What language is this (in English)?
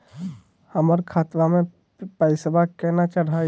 Magahi